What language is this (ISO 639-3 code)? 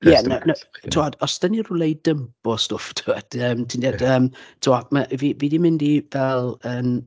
cym